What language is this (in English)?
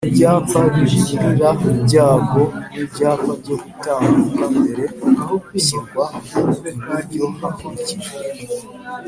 Kinyarwanda